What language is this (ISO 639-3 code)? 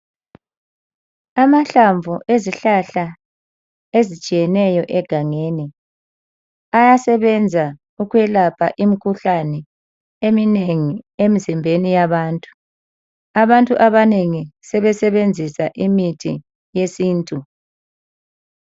nde